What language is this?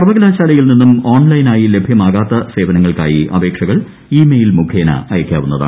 Malayalam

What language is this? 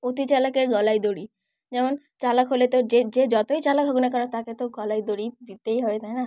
Bangla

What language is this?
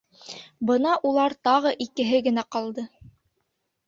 Bashkir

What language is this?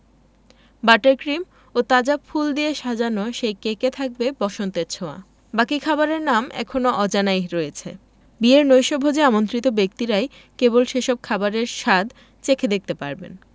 Bangla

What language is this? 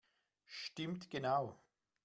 German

